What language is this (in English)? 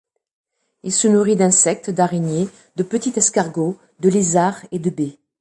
French